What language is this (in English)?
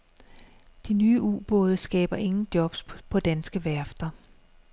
Danish